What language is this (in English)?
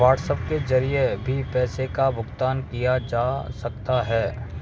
Hindi